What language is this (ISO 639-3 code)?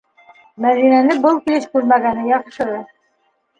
bak